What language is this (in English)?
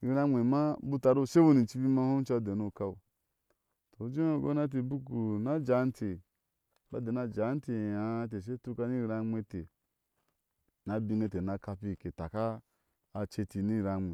Ashe